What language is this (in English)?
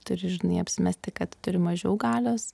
Lithuanian